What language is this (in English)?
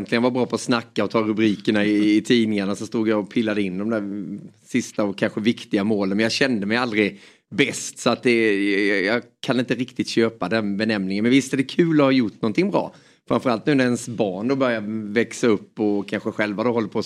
Swedish